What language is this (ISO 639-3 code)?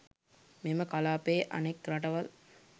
sin